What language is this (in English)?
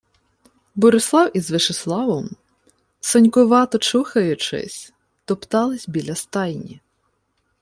Ukrainian